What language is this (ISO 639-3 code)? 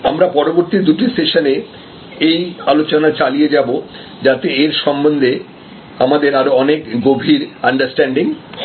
ben